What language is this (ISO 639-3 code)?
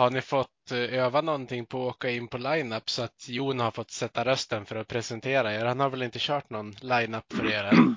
swe